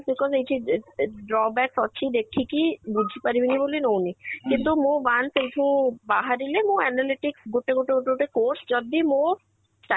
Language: Odia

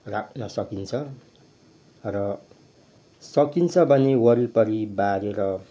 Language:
Nepali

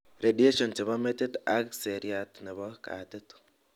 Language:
Kalenjin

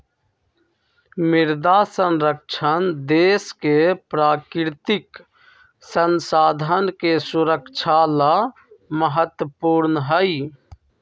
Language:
Magahi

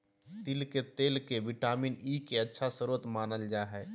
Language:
Magahi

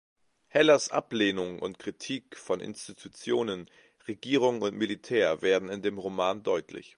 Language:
German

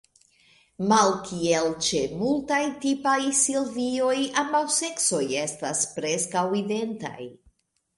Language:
Esperanto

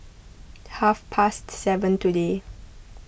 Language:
English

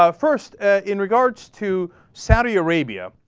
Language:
English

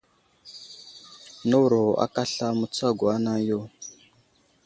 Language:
Wuzlam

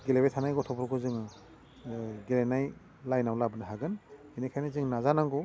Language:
Bodo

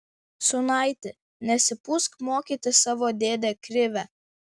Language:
Lithuanian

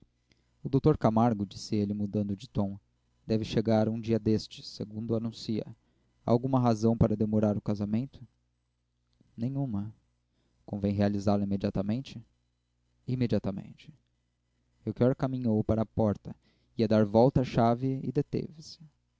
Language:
Portuguese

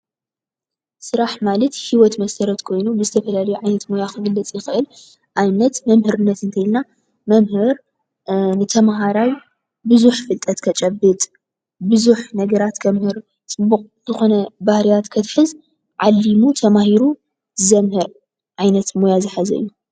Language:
Tigrinya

